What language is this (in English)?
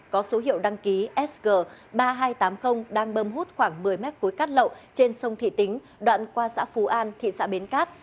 Vietnamese